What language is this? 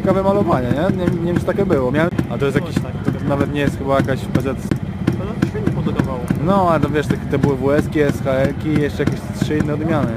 Polish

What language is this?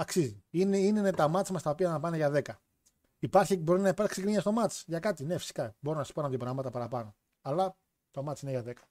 Greek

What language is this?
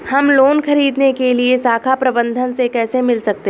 Hindi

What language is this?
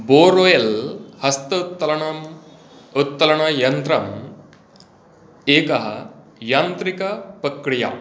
Sanskrit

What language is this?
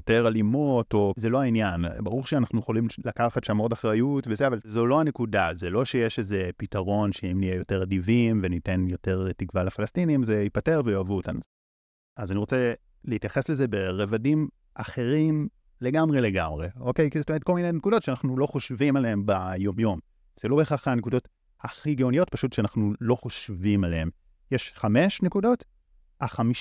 Hebrew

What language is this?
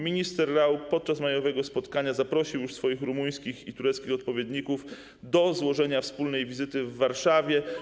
Polish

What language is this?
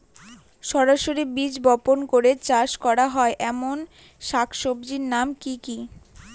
Bangla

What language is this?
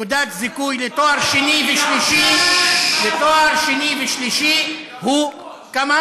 Hebrew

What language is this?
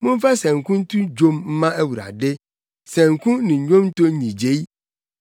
Akan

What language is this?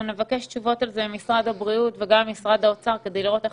Hebrew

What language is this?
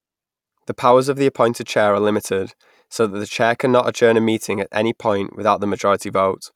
English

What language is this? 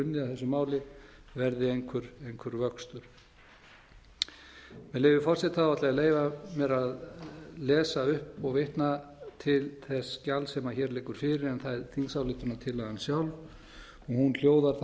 Icelandic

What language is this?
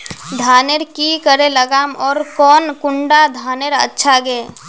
Magahi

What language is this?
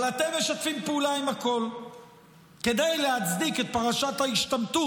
Hebrew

